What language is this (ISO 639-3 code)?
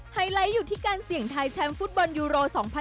tha